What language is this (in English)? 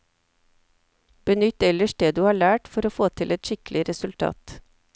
Norwegian